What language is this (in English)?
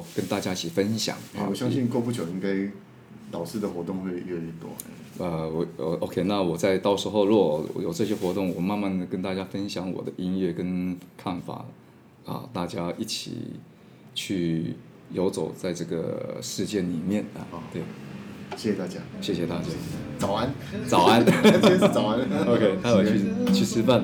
Chinese